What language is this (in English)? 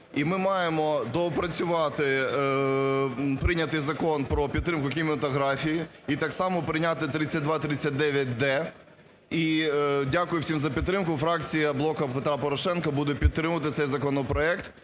Ukrainian